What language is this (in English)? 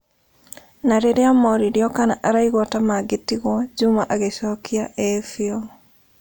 Kikuyu